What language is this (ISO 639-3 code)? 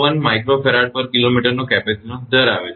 guj